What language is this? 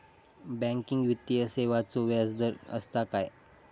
Marathi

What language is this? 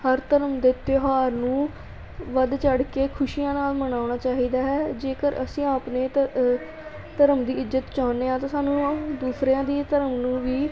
Punjabi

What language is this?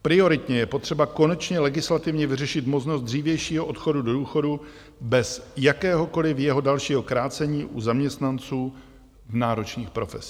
Czech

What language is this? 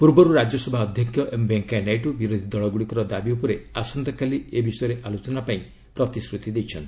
Odia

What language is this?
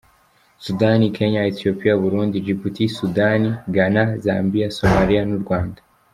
Kinyarwanda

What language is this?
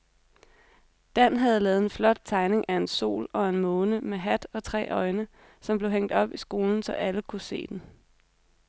Danish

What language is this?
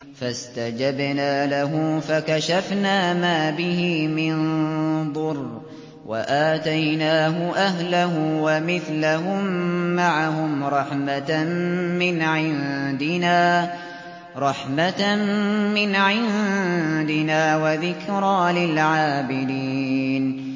Arabic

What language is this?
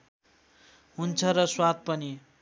Nepali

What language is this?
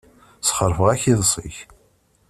Kabyle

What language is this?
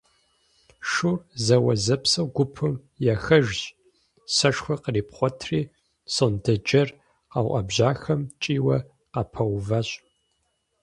Kabardian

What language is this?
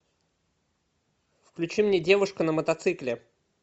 Russian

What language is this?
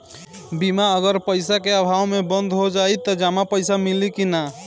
Bhojpuri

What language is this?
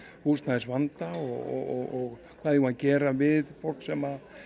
Icelandic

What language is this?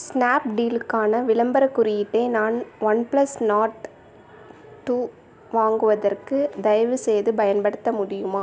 Tamil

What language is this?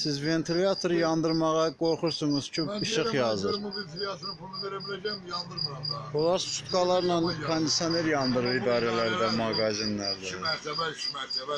Turkish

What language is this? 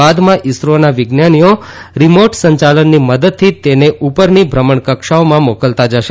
Gujarati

